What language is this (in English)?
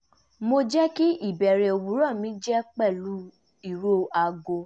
Yoruba